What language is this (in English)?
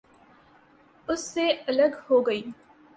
Urdu